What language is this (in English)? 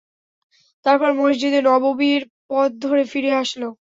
Bangla